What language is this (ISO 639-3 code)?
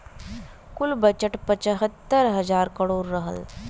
bho